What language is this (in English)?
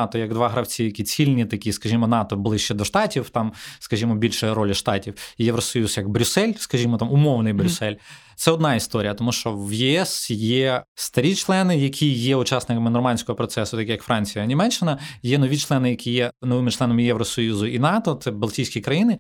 Ukrainian